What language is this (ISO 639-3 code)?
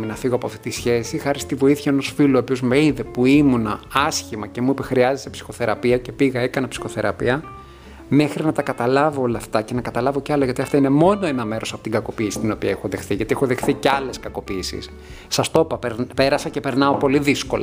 ell